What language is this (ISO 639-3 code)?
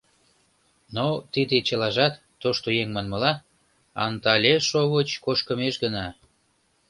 chm